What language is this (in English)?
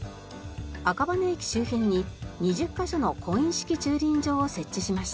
Japanese